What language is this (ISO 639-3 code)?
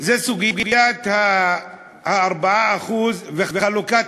heb